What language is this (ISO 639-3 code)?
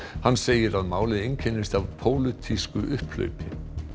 isl